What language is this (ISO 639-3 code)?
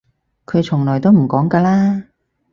yue